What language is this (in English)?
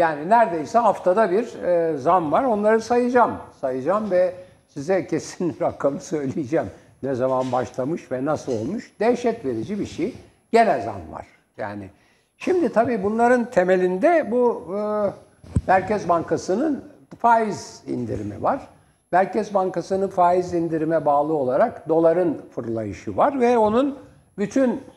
Turkish